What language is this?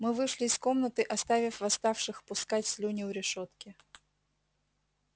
Russian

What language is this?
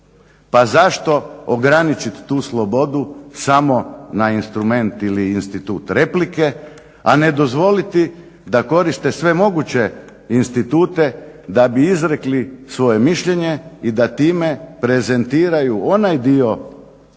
Croatian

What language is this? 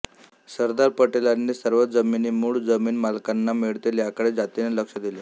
Marathi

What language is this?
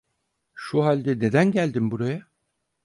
Turkish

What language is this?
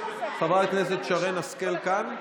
Hebrew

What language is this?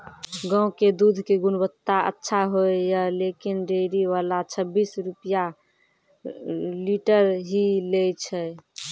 Maithili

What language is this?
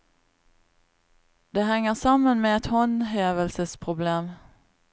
Norwegian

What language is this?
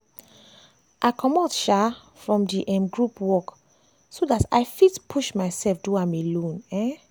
Nigerian Pidgin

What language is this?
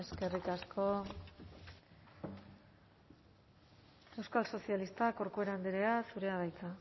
Basque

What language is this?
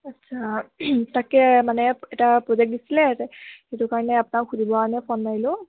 Assamese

